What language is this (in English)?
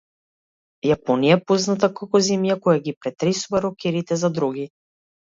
Macedonian